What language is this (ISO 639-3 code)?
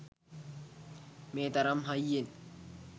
sin